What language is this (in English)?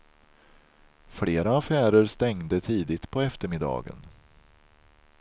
Swedish